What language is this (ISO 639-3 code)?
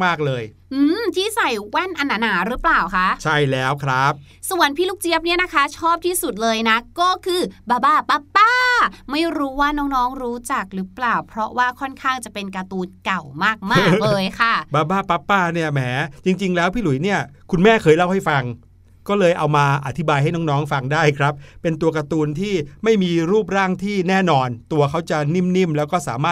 tha